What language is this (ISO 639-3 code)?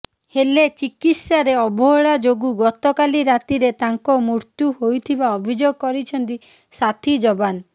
ori